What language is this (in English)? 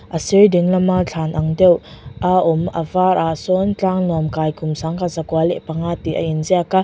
Mizo